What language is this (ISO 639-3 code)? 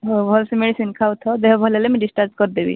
ori